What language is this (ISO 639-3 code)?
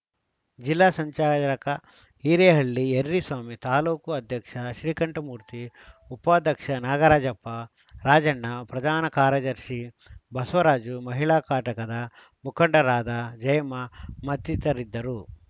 kan